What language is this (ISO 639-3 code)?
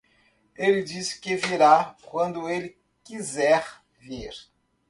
por